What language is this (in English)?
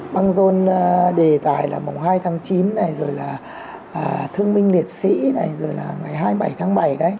Vietnamese